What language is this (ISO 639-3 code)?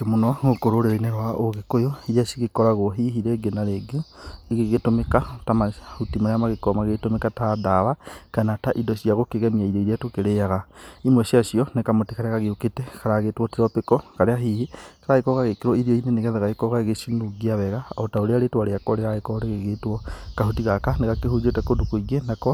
kik